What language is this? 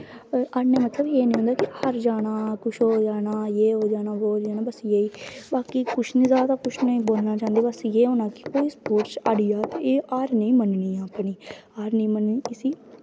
Dogri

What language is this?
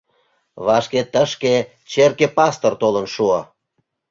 Mari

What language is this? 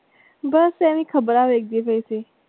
Punjabi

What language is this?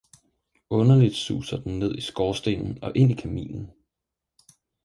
Danish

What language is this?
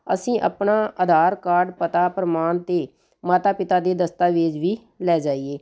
Punjabi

